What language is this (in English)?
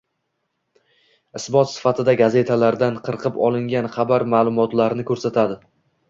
Uzbek